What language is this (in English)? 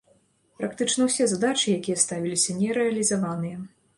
Belarusian